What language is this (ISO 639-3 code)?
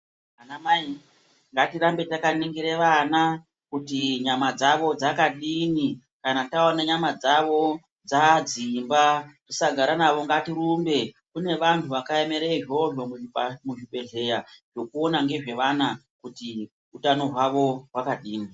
ndc